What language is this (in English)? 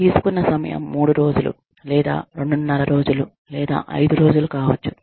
Telugu